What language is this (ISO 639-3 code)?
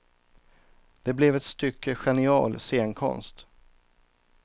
swe